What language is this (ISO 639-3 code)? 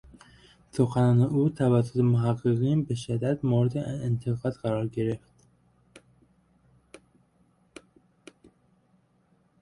fas